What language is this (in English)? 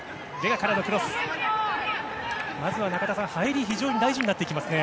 Japanese